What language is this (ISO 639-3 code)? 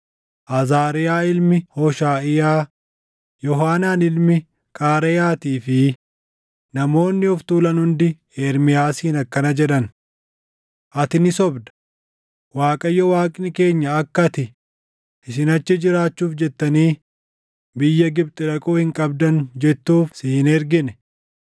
orm